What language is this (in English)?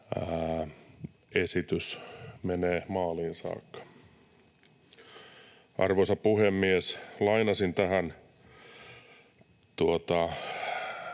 Finnish